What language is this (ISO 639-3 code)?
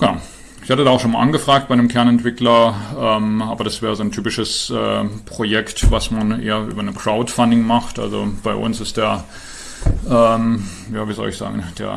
deu